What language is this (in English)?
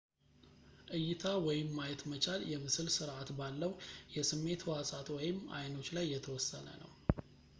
Amharic